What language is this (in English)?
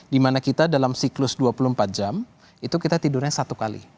Indonesian